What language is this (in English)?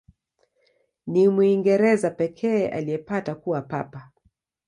Swahili